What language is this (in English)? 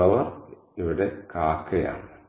Malayalam